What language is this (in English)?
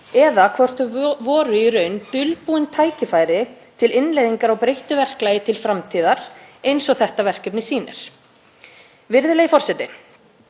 Icelandic